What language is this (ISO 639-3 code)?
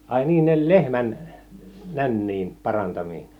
fin